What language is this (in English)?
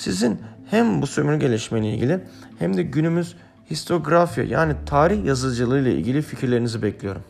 Turkish